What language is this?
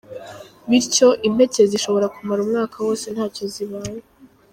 Kinyarwanda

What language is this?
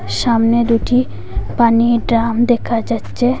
Bangla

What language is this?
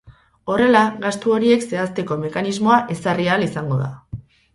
Basque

